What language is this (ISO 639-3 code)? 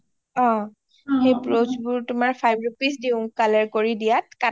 asm